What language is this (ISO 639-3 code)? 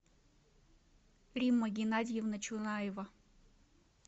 rus